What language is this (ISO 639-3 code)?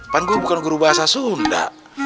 ind